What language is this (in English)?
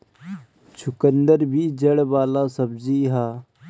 Bhojpuri